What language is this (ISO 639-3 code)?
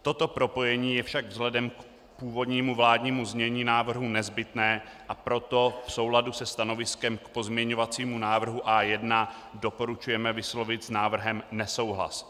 ces